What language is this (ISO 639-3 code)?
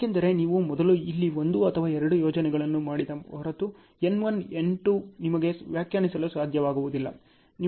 kan